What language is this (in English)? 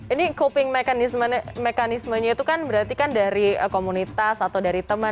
Indonesian